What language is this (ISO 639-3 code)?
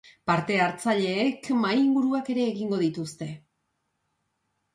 eus